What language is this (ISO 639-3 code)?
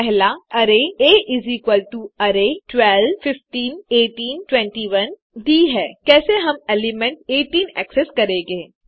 hin